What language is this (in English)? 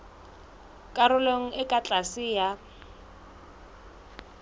Southern Sotho